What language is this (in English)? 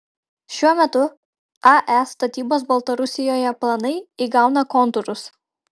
Lithuanian